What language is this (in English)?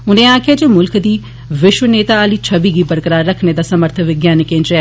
Dogri